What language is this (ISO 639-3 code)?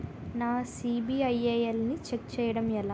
tel